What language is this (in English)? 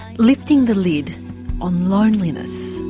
English